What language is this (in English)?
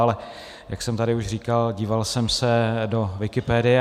Czech